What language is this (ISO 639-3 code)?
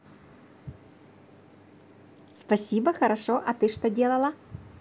rus